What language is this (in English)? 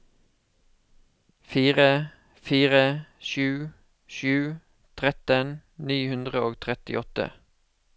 Norwegian